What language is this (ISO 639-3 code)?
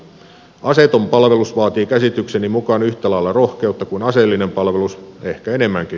fin